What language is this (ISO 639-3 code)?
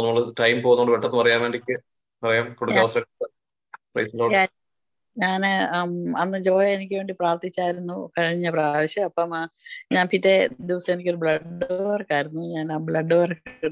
mal